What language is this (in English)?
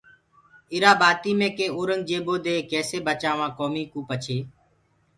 Gurgula